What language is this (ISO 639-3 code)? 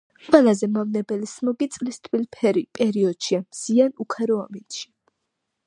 kat